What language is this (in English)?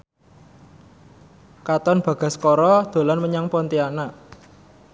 Javanese